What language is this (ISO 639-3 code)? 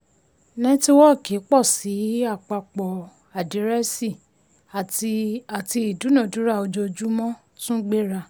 yor